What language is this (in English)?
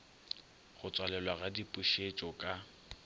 Northern Sotho